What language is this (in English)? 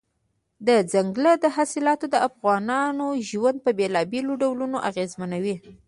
Pashto